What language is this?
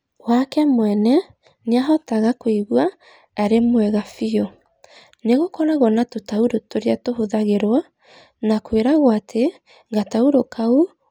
Kikuyu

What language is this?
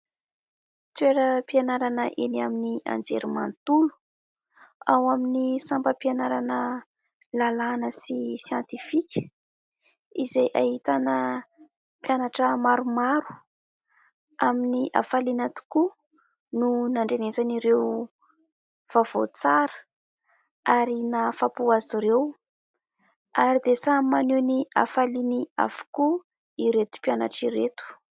Malagasy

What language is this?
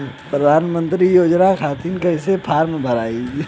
Bhojpuri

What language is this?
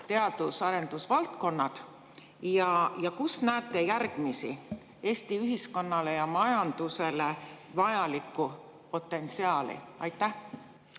Estonian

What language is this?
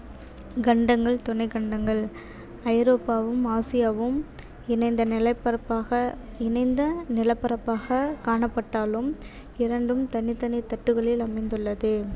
Tamil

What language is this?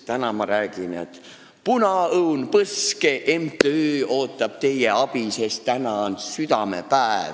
Estonian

